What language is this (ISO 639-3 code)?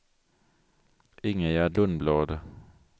swe